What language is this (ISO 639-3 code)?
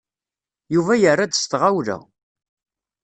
kab